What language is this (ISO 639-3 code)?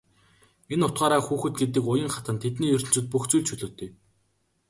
mon